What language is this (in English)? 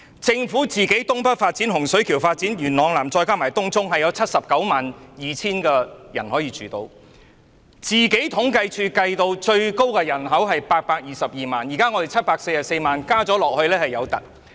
Cantonese